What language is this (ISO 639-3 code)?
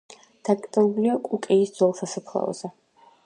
kat